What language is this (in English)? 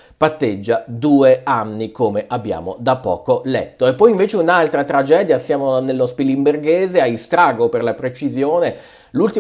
Italian